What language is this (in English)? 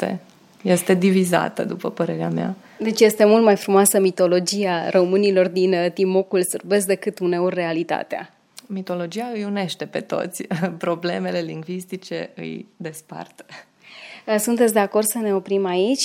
Romanian